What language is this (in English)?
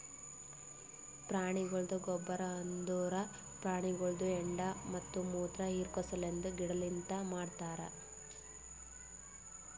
Kannada